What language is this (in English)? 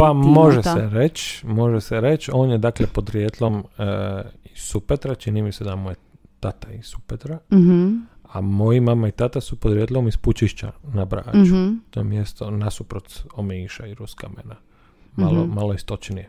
Croatian